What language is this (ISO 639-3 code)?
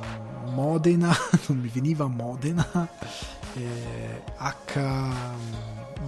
ita